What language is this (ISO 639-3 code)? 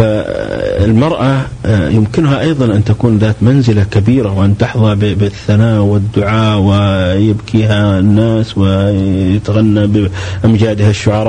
ara